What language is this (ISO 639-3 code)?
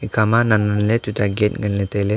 nnp